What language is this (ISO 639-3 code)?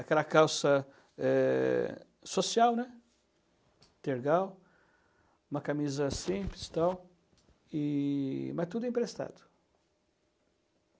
por